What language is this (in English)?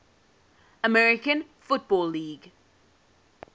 English